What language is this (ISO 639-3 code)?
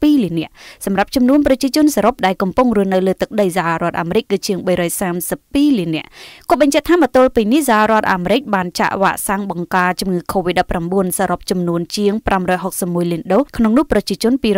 tha